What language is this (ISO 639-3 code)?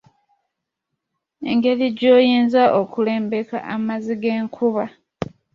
lug